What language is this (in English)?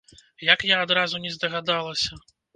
Belarusian